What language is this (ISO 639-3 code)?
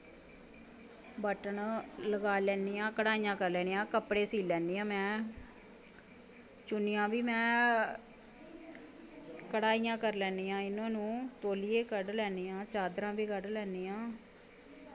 doi